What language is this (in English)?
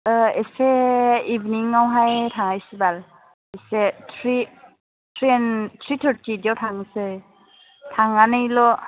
Bodo